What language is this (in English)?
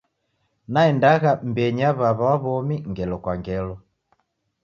Taita